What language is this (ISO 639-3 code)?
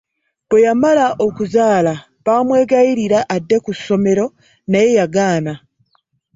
lug